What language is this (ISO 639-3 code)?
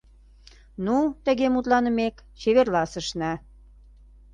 chm